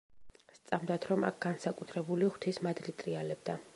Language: Georgian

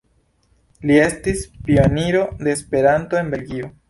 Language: Esperanto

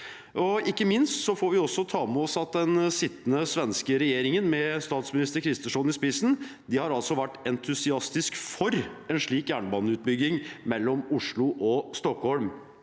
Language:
Norwegian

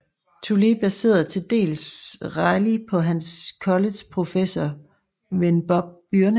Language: Danish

